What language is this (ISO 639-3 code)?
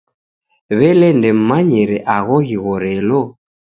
dav